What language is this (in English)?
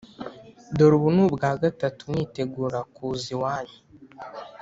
Kinyarwanda